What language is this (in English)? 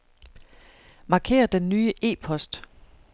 Danish